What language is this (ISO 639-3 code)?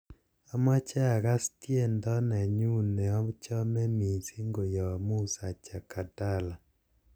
kln